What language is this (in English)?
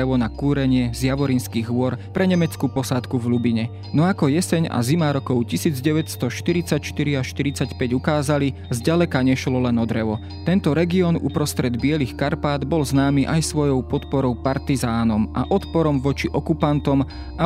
Slovak